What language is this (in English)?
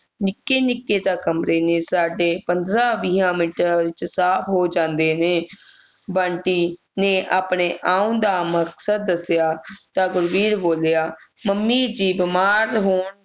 Punjabi